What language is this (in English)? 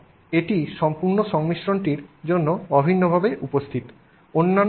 Bangla